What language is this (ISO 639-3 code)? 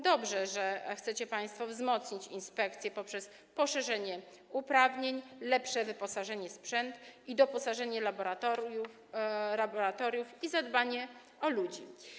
pol